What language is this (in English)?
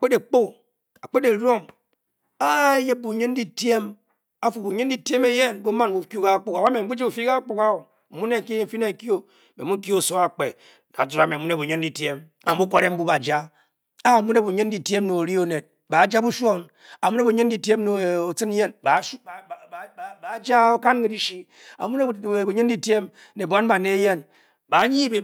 Bokyi